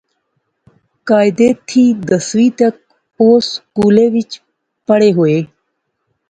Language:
Pahari-Potwari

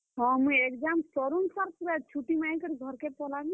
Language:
Odia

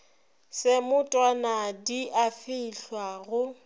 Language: Northern Sotho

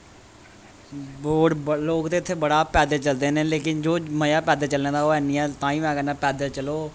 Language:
Dogri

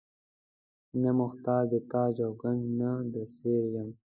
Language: Pashto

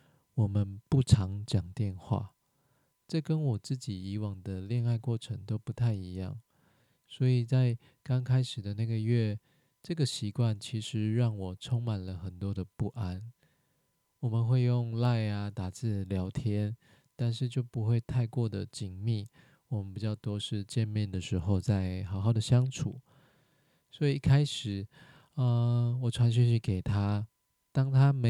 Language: Chinese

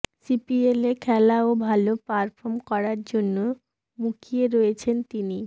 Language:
Bangla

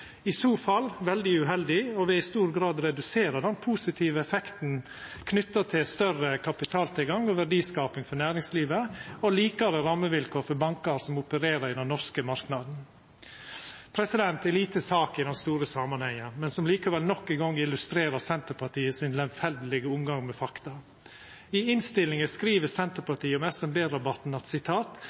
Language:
Norwegian Nynorsk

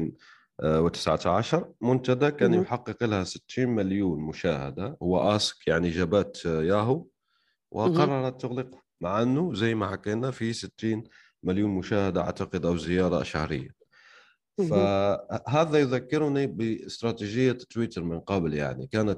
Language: Arabic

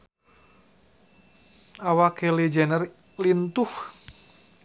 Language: Sundanese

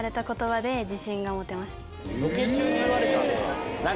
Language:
Japanese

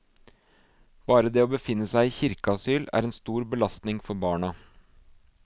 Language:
Norwegian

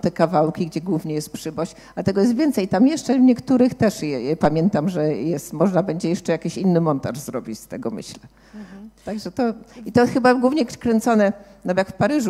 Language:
Polish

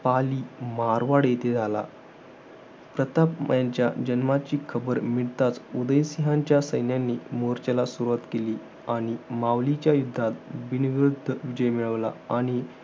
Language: Marathi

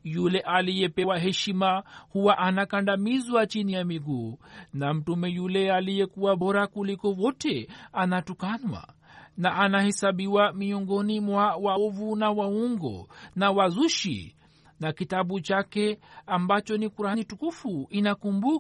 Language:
Swahili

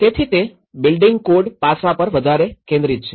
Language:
Gujarati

